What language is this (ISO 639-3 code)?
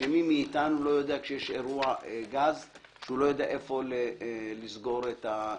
heb